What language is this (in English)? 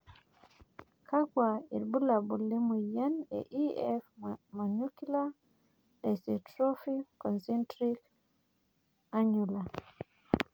Masai